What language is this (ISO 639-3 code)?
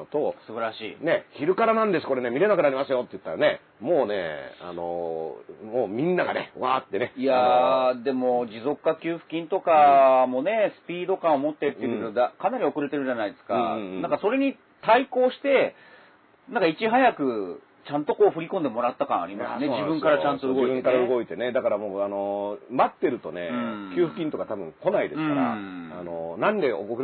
jpn